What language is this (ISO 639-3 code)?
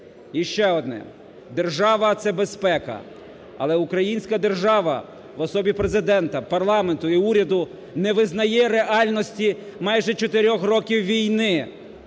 ukr